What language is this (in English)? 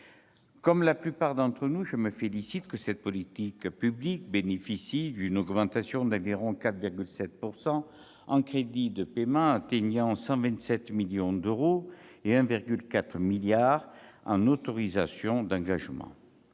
French